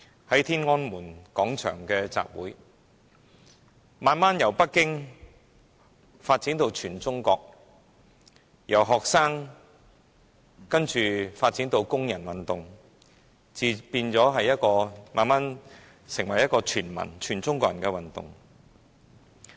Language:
Cantonese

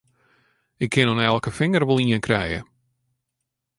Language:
Western Frisian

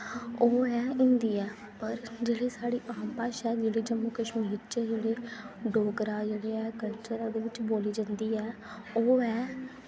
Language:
Dogri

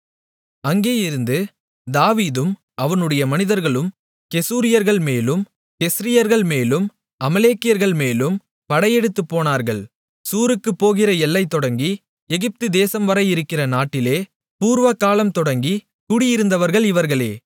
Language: Tamil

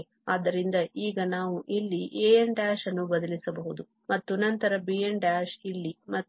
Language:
Kannada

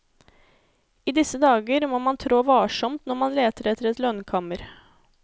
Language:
Norwegian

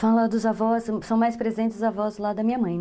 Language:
Portuguese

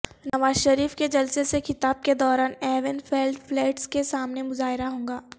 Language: Urdu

